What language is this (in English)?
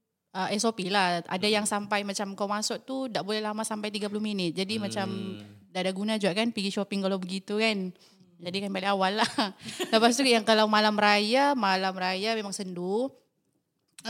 Malay